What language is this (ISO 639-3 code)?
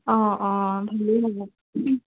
asm